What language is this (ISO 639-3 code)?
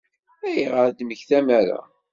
kab